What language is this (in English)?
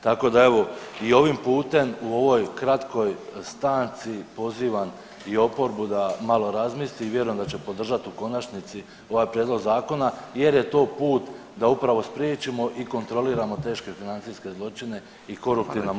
Croatian